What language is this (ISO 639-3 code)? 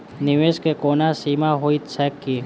mai